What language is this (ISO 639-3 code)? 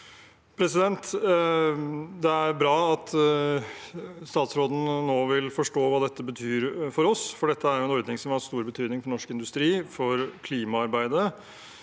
nor